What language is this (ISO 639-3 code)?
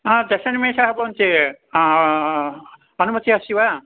san